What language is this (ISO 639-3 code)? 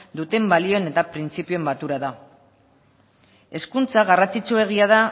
eus